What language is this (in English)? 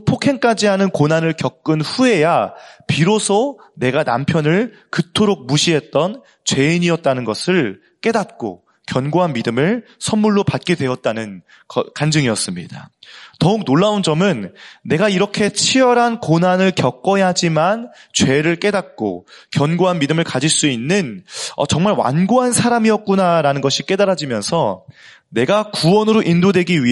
Korean